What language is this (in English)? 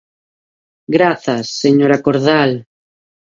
Galician